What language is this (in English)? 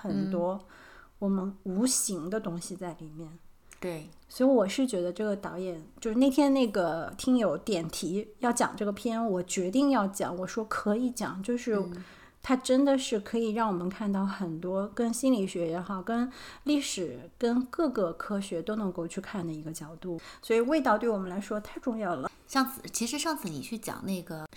Chinese